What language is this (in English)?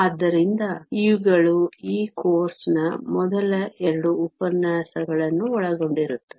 Kannada